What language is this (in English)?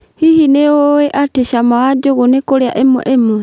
Kikuyu